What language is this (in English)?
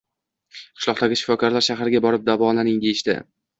Uzbek